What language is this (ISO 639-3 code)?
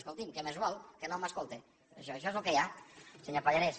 cat